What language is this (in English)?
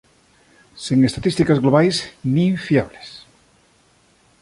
Galician